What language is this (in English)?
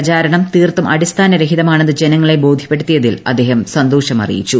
Malayalam